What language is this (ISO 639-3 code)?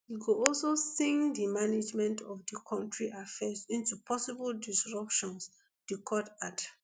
pcm